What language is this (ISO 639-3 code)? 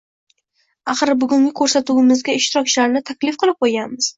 uzb